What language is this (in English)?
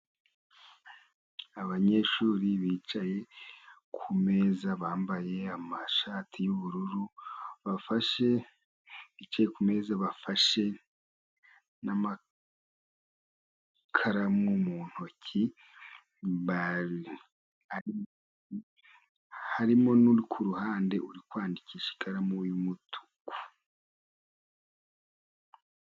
Kinyarwanda